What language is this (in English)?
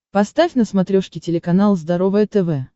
Russian